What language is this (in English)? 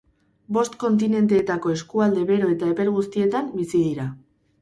Basque